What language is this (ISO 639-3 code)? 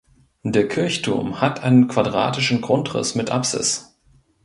deu